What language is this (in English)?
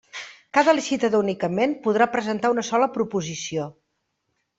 Catalan